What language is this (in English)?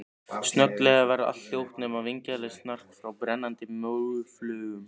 Icelandic